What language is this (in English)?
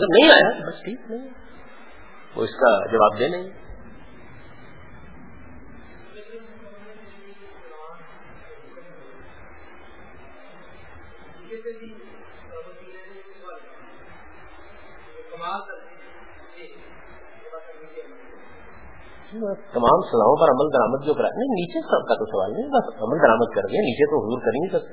Urdu